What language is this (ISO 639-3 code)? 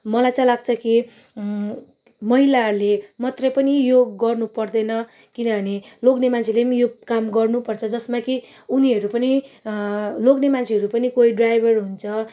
nep